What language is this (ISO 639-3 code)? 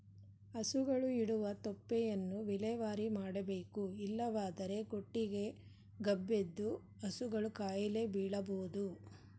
kan